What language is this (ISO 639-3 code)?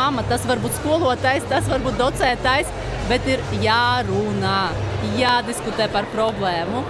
lav